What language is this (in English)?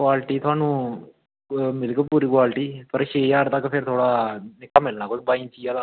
Dogri